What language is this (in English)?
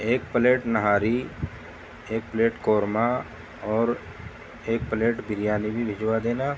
Urdu